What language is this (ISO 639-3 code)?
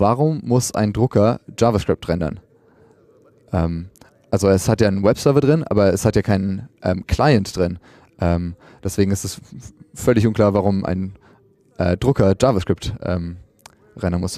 deu